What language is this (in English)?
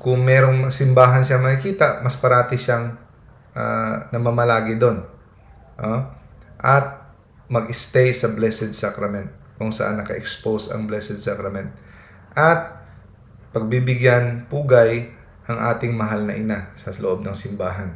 Filipino